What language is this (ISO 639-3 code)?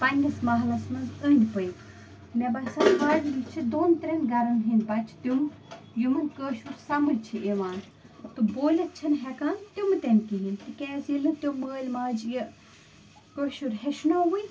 kas